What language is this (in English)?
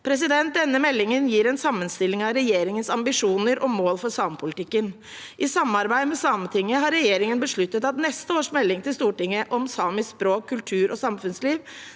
Norwegian